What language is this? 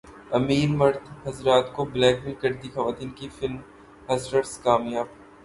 Urdu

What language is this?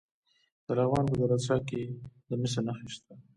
Pashto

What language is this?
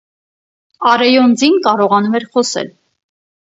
Armenian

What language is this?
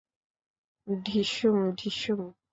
Bangla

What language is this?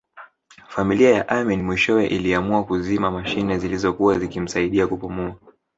Swahili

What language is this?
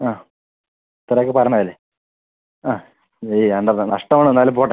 Malayalam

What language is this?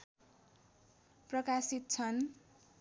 Nepali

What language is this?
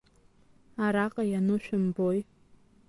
Abkhazian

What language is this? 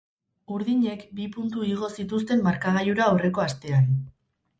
Basque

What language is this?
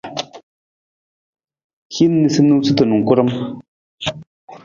Nawdm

